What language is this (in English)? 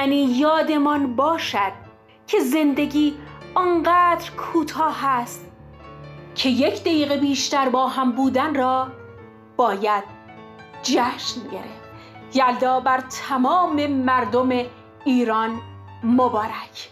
Persian